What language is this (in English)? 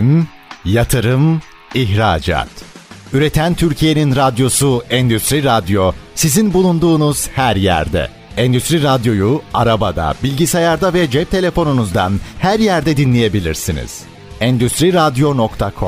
Turkish